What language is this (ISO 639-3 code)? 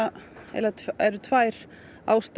isl